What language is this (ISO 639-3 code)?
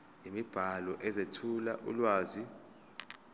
zul